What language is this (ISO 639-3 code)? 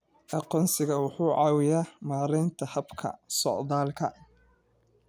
som